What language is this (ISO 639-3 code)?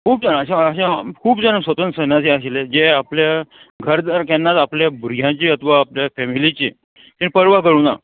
kok